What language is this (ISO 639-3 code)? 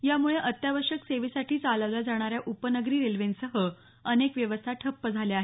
mar